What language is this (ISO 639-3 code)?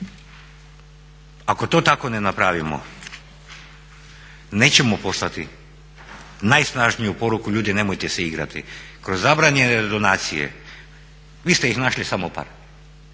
hrv